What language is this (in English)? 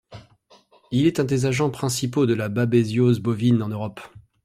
French